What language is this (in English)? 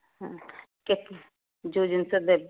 Odia